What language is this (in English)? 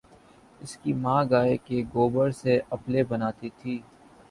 Urdu